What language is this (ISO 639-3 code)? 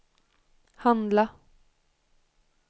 swe